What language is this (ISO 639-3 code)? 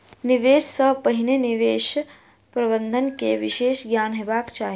mai